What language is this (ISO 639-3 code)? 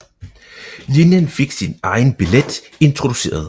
dan